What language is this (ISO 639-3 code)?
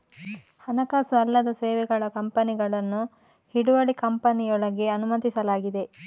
kan